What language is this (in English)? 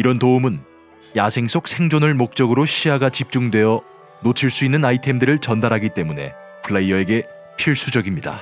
Korean